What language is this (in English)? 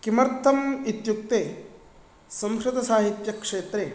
Sanskrit